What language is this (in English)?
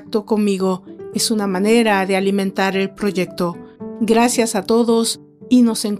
Spanish